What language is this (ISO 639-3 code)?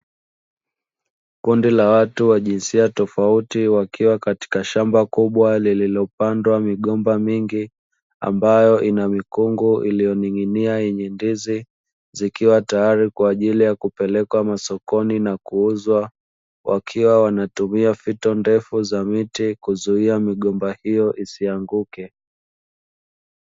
swa